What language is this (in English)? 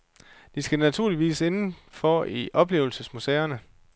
Danish